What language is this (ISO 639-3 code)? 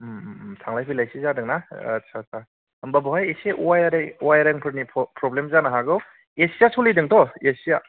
brx